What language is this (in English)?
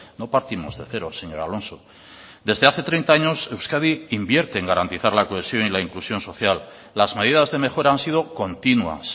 Spanish